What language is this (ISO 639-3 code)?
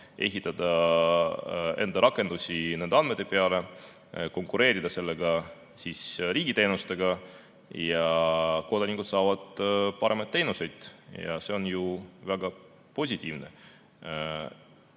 est